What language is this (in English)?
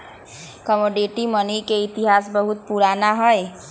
Magahi